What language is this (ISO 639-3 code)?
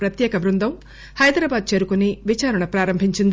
tel